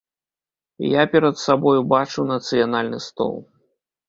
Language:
Belarusian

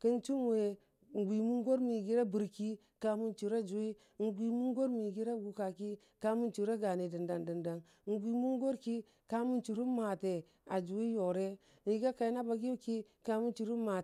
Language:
Dijim-Bwilim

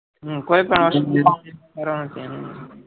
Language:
Gujarati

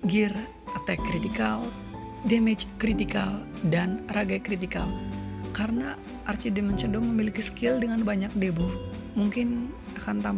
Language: Indonesian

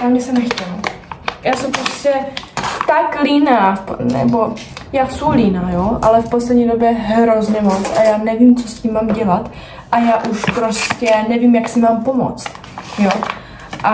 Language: Czech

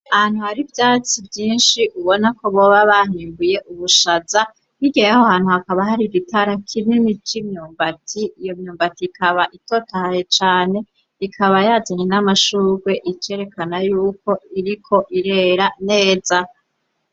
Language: Rundi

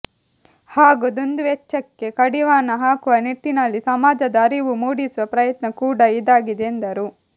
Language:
Kannada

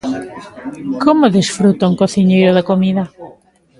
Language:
Galician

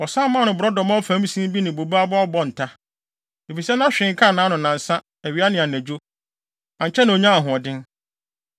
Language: Akan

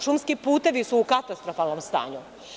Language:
Serbian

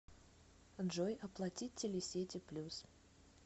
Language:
Russian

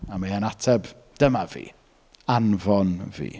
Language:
Welsh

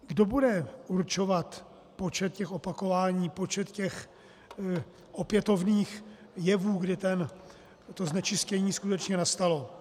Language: Czech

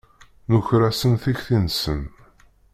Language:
Kabyle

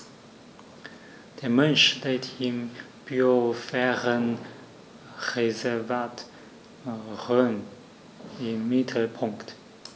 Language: German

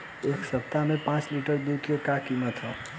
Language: Bhojpuri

